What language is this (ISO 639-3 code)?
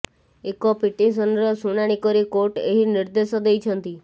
ori